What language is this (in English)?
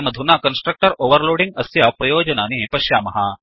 Sanskrit